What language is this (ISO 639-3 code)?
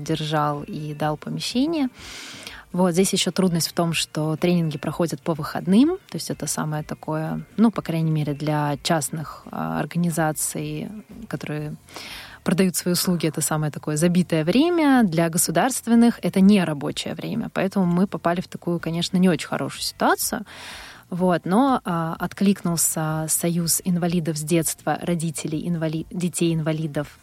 rus